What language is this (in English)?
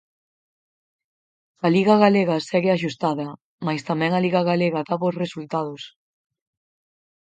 Galician